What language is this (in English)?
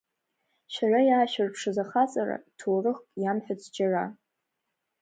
Abkhazian